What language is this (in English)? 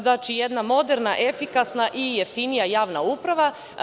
Serbian